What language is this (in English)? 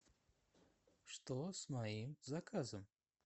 Russian